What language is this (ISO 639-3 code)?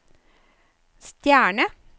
nor